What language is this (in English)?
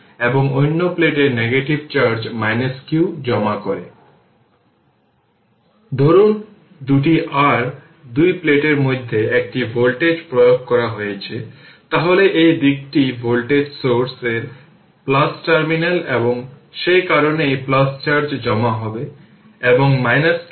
Bangla